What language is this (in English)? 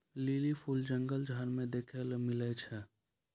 Maithili